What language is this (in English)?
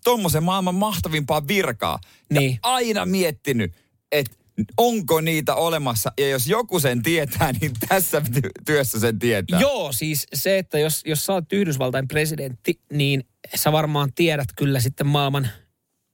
Finnish